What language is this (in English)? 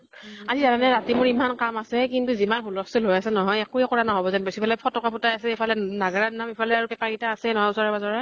Assamese